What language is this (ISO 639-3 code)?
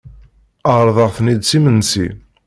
kab